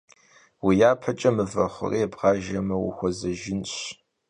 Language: Kabardian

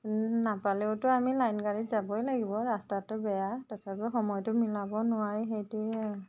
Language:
Assamese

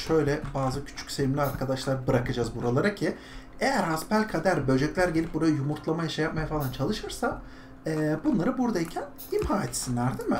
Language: Turkish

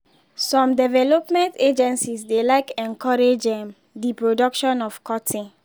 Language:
Nigerian Pidgin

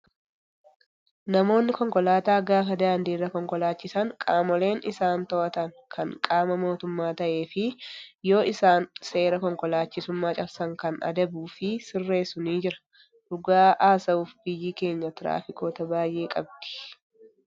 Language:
Oromo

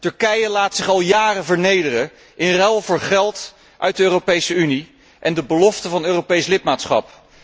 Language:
Dutch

